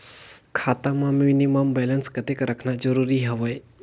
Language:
Chhattisgarhi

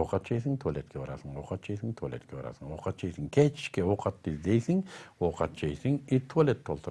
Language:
Kyrgyz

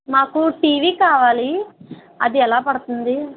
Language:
Telugu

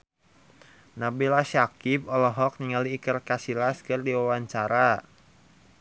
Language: Sundanese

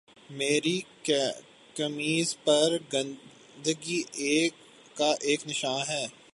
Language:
Urdu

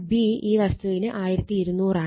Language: Malayalam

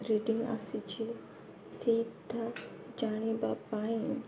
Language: Odia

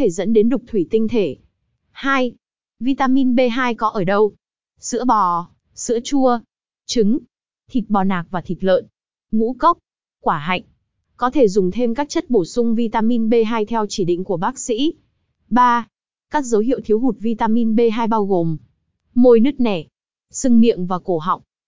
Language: Vietnamese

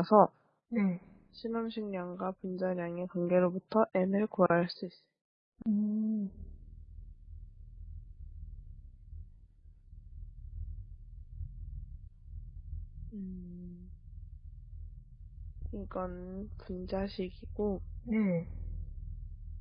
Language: Korean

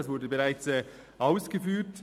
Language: Swiss German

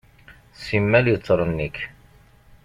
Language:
Kabyle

